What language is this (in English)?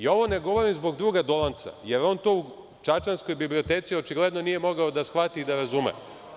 Serbian